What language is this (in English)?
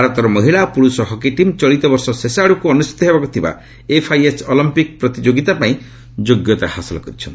Odia